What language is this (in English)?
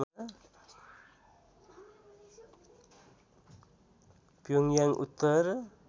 Nepali